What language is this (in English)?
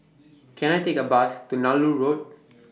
English